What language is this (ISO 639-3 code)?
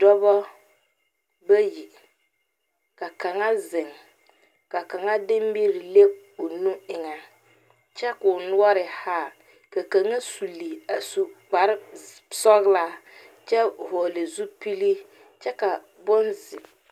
dga